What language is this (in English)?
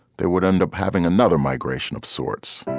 English